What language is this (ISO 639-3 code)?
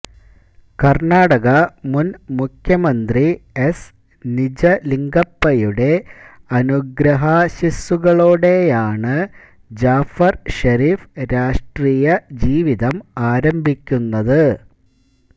mal